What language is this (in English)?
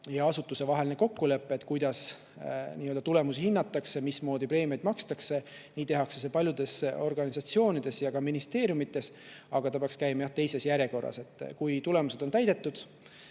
Estonian